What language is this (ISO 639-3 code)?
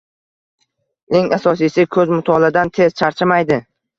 uzb